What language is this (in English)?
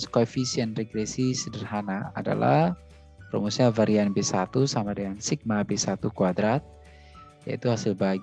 Indonesian